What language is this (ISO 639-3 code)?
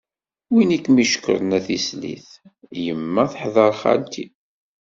kab